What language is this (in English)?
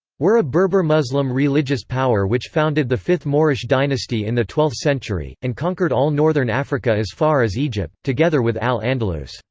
English